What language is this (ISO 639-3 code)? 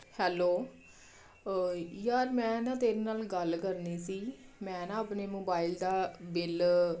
pan